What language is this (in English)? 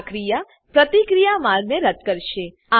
Gujarati